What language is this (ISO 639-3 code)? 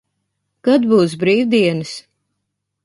lav